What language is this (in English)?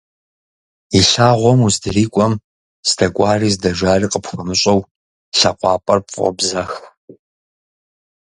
Kabardian